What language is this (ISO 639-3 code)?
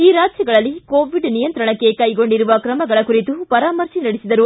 kan